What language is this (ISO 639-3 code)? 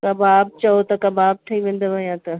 snd